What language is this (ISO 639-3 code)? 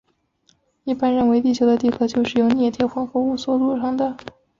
zho